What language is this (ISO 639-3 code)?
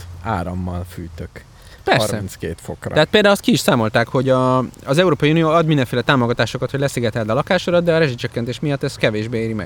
hun